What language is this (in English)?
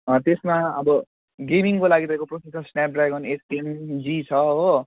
Nepali